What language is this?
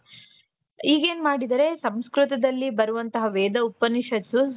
Kannada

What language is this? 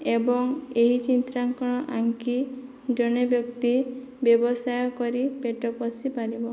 Odia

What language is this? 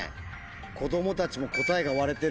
Japanese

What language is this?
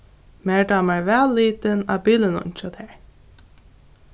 Faroese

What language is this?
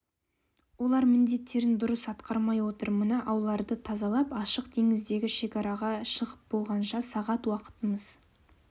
Kazakh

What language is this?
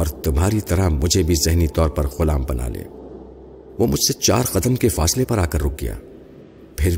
Urdu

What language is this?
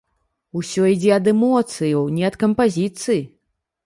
Belarusian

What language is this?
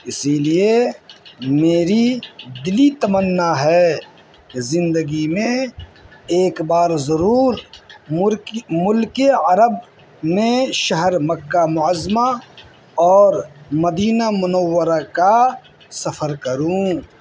Urdu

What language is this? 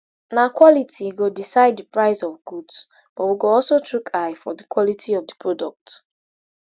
Nigerian Pidgin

